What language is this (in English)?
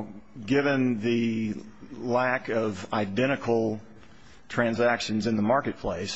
English